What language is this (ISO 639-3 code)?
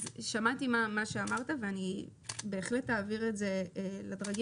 heb